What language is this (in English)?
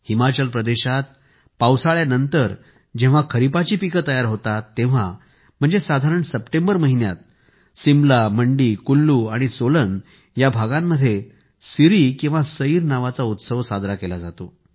Marathi